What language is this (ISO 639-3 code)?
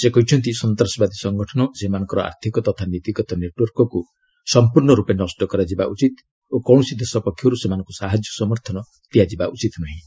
ori